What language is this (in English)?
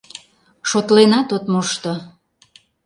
Mari